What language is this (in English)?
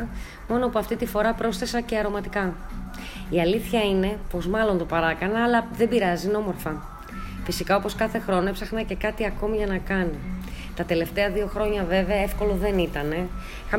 Greek